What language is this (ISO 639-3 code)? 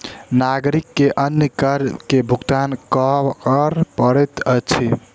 mai